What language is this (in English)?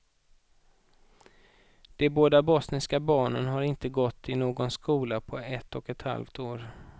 Swedish